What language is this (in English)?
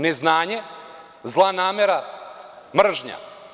Serbian